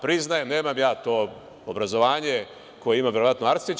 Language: Serbian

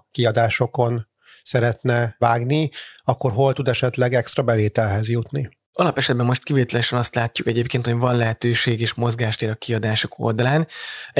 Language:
Hungarian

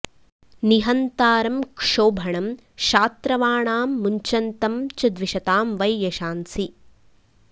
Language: Sanskrit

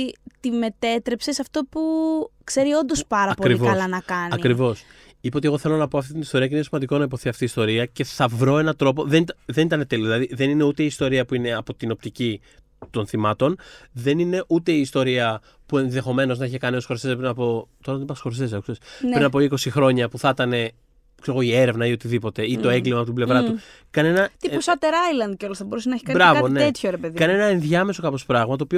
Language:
Greek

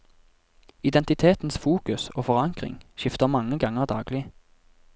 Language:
Norwegian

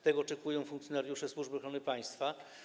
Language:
Polish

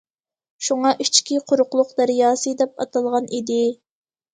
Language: Uyghur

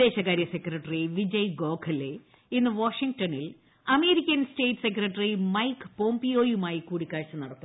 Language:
Malayalam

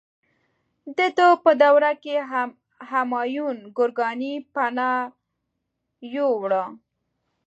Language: Pashto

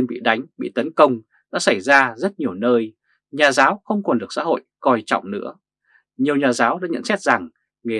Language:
Vietnamese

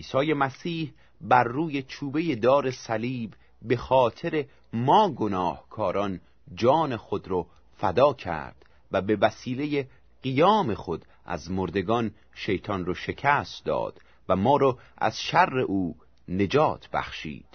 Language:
Persian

